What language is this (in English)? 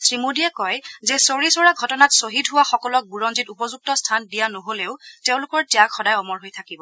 Assamese